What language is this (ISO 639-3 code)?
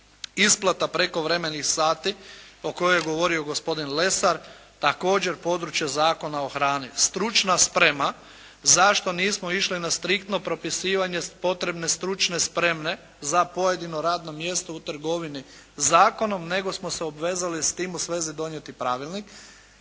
hrv